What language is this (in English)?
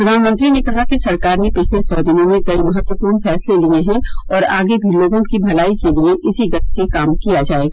Hindi